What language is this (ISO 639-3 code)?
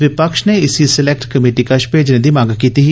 doi